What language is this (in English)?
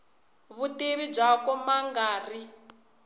Tsonga